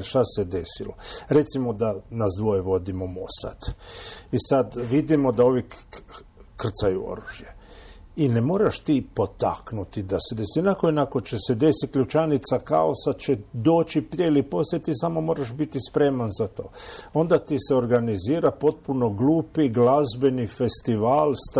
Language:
Croatian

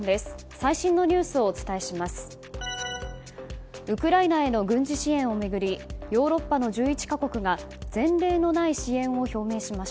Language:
Japanese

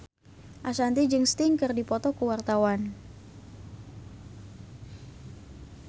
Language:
Sundanese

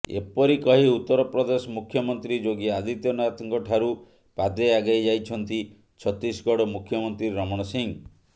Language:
Odia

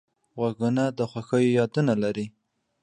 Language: Pashto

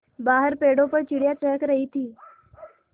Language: Hindi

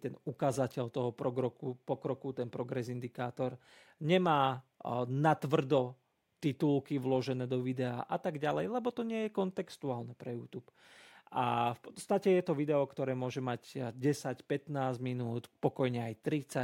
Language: Slovak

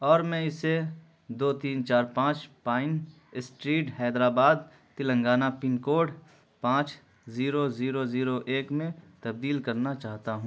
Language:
Urdu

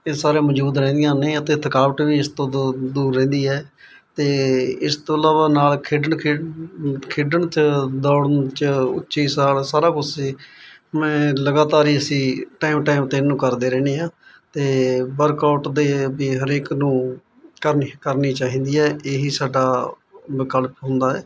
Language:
Punjabi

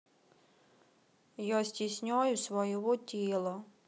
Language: Russian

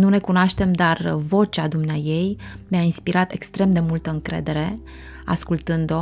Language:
Romanian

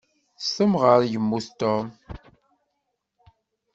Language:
Kabyle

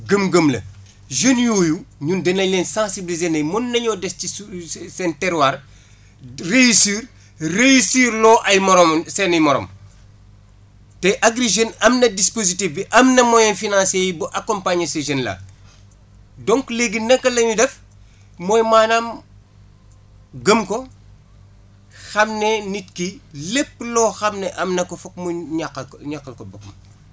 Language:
Wolof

